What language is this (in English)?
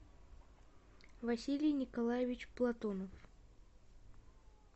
Russian